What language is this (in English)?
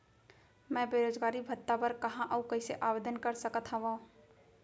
Chhattisgarhi